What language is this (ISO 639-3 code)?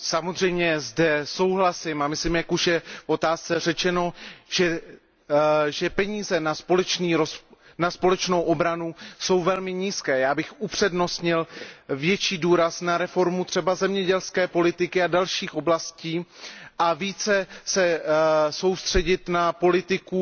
ces